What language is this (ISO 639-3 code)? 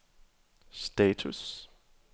dan